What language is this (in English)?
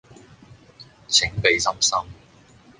Cantonese